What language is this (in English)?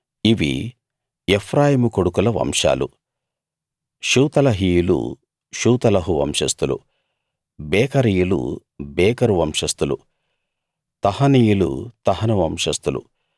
Telugu